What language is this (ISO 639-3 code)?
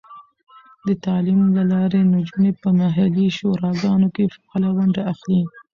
pus